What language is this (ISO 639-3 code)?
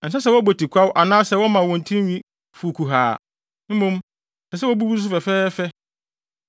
aka